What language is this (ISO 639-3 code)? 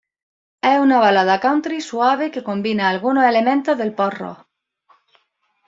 spa